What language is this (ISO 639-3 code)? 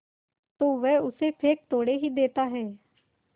hin